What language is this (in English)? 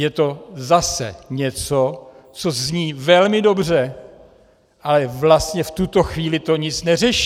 Czech